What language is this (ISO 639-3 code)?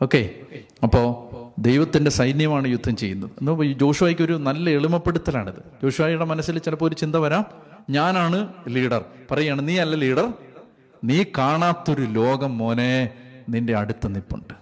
mal